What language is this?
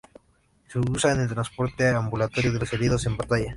Spanish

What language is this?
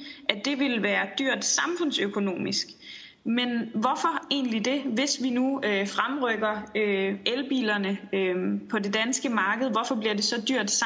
Danish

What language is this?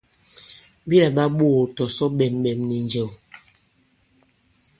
Bankon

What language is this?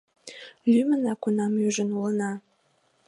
Mari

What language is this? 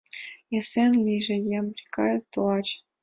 Mari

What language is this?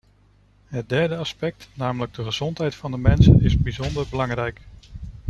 Dutch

